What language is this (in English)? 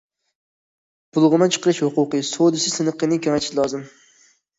Uyghur